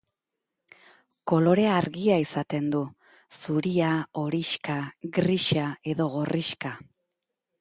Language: Basque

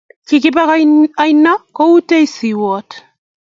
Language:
Kalenjin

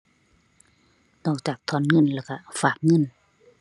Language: Thai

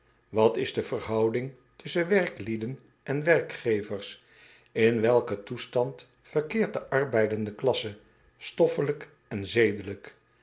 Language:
Dutch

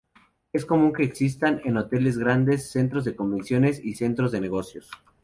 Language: Spanish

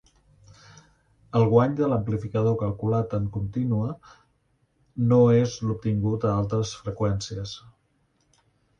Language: Catalan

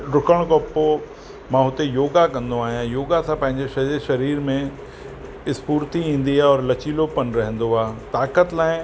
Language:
Sindhi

